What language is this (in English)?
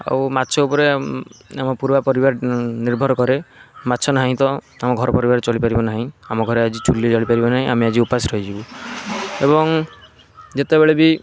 Odia